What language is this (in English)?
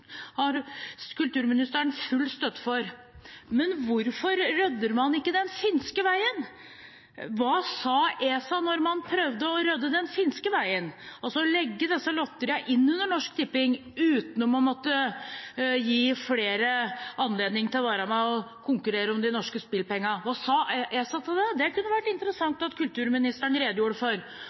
Norwegian Bokmål